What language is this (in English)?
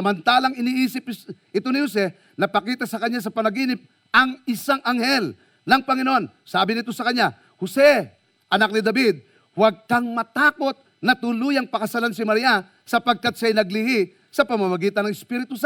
Filipino